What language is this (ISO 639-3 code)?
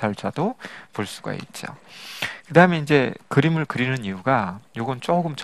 kor